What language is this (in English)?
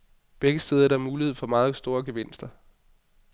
Danish